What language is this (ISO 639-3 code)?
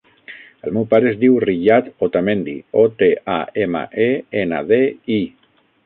cat